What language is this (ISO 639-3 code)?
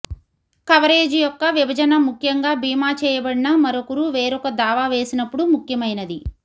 tel